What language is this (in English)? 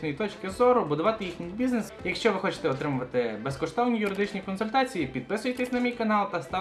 Ukrainian